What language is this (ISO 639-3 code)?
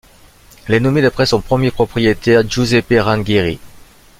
fra